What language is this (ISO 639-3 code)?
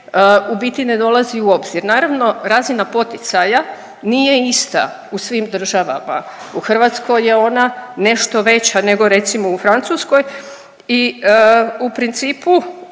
hrv